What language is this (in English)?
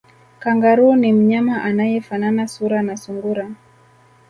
Swahili